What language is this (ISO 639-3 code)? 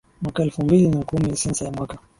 swa